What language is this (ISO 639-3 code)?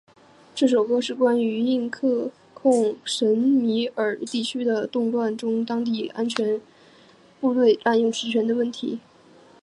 zho